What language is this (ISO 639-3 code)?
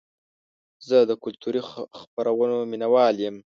pus